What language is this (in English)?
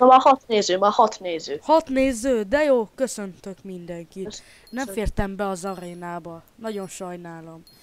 Hungarian